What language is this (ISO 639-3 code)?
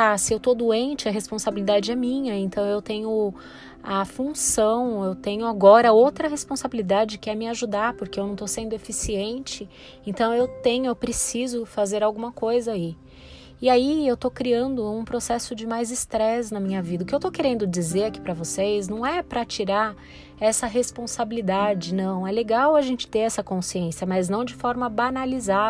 por